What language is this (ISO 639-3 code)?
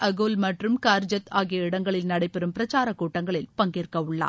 tam